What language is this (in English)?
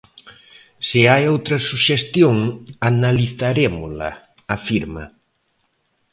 Galician